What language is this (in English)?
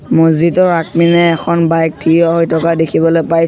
Assamese